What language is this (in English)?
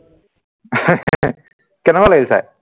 Assamese